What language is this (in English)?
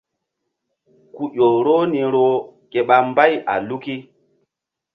Mbum